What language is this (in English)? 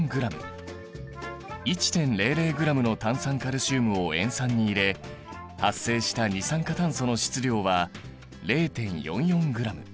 Japanese